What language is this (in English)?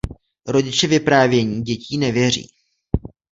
Czech